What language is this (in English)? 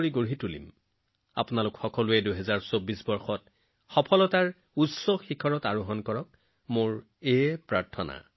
Assamese